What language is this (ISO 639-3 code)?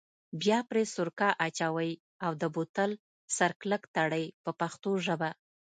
pus